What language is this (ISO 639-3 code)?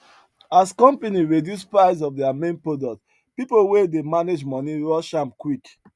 pcm